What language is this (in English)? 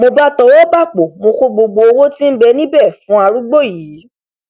Yoruba